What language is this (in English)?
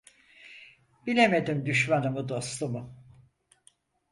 Turkish